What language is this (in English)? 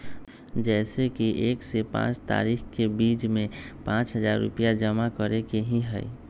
Magahi